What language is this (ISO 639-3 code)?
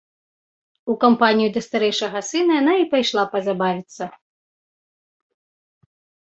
bel